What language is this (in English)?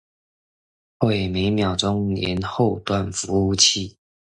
Chinese